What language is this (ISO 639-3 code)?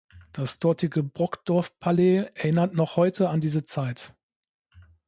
deu